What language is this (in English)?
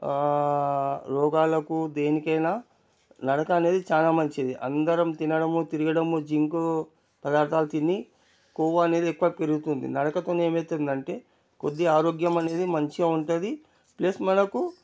Telugu